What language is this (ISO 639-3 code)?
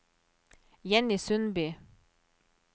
nor